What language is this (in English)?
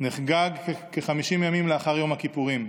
Hebrew